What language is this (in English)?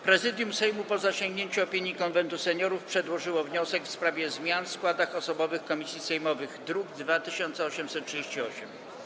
Polish